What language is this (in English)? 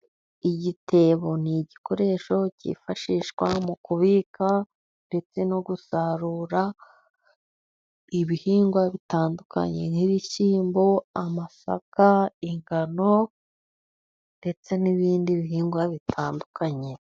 Kinyarwanda